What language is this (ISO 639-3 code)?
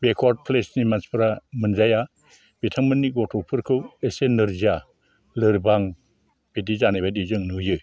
brx